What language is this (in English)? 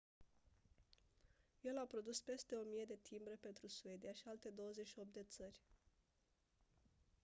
Romanian